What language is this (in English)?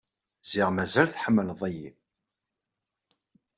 Kabyle